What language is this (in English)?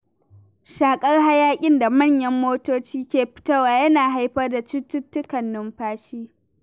Hausa